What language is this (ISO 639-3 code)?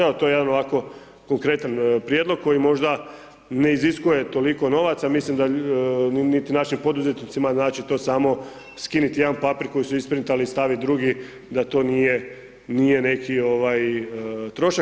hrv